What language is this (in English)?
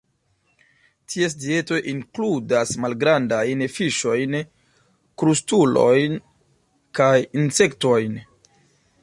Esperanto